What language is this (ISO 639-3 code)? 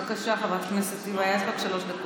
heb